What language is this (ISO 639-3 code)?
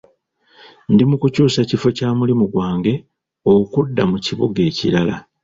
lug